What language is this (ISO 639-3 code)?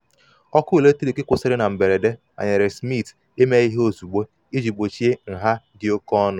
ibo